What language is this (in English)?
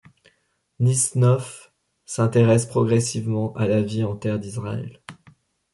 French